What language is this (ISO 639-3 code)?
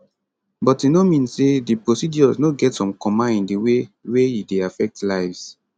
pcm